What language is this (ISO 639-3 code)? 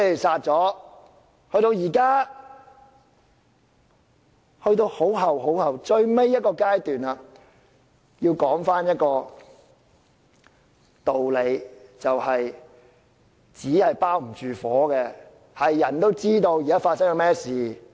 yue